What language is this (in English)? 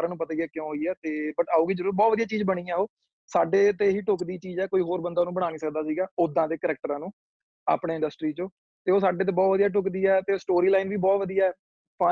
Punjabi